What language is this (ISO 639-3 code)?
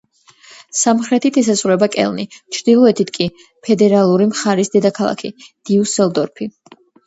kat